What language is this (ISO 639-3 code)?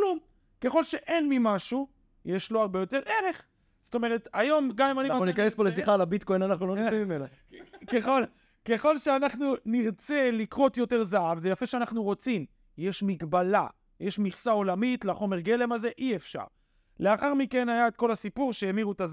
heb